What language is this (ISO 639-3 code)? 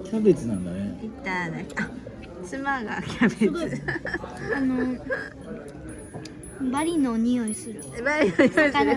jpn